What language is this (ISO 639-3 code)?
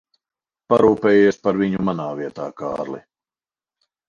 lav